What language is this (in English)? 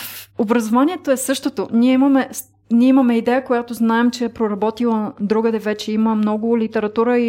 Bulgarian